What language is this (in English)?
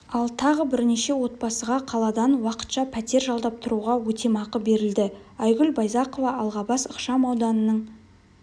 Kazakh